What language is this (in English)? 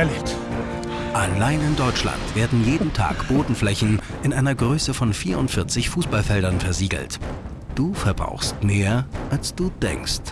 German